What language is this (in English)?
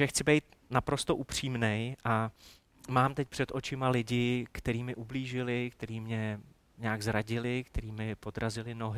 Czech